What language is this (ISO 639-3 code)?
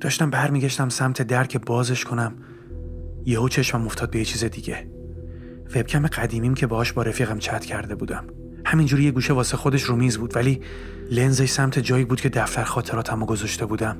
fas